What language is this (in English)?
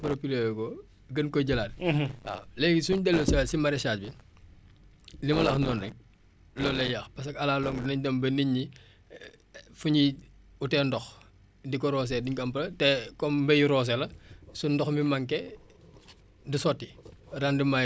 Wolof